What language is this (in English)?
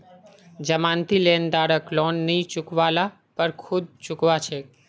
Magahi